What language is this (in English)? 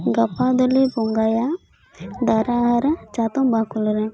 Santali